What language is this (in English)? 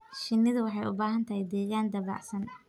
Somali